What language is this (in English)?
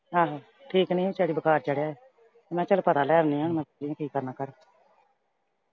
Punjabi